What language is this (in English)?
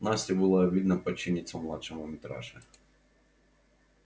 Russian